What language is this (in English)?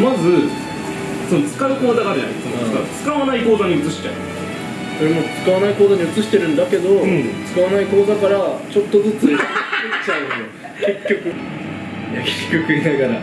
Japanese